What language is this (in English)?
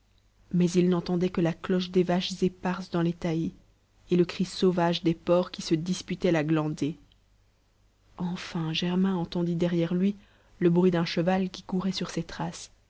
French